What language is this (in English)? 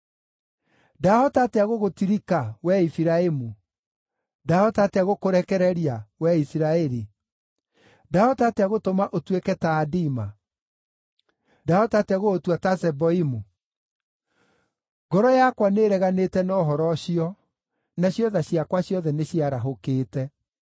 Kikuyu